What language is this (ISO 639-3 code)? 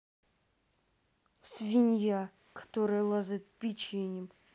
rus